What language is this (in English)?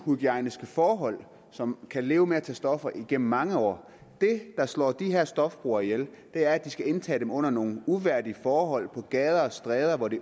Danish